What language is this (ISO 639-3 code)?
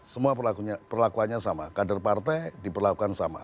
ind